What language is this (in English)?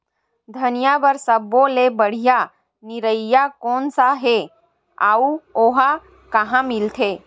Chhattisgarhi